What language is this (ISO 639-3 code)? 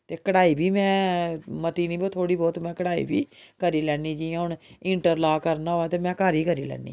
doi